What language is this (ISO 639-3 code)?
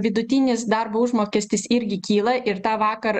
lit